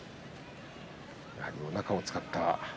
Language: Japanese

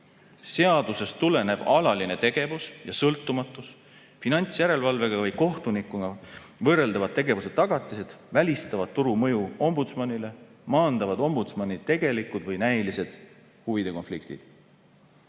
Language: Estonian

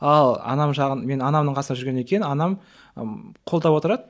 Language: Kazakh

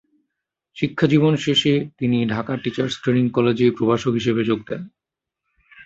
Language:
Bangla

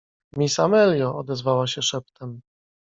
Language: Polish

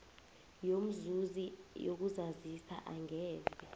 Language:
South Ndebele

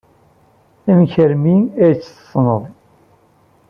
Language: Kabyle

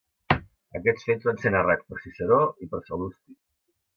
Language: Catalan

